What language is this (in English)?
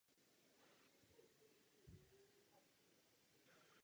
Czech